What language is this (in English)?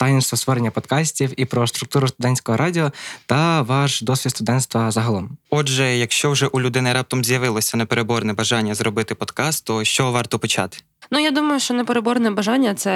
Ukrainian